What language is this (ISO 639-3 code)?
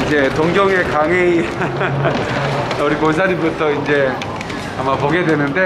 kor